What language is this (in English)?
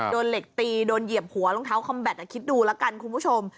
Thai